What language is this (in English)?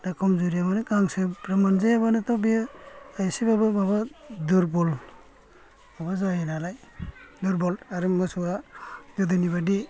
Bodo